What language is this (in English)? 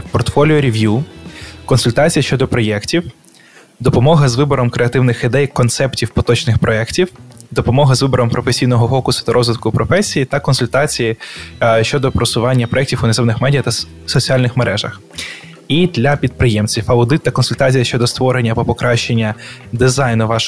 Ukrainian